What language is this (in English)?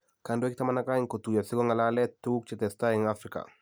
Kalenjin